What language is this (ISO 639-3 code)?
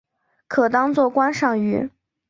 zho